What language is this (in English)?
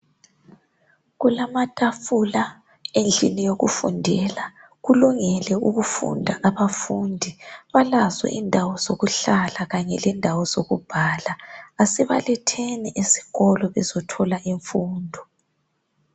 North Ndebele